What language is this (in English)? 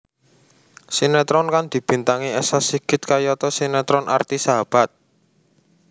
Javanese